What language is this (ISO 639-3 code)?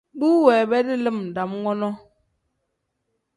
kdh